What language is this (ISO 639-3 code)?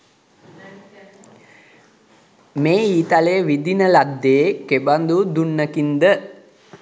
sin